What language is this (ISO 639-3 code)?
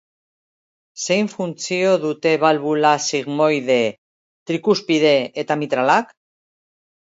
eus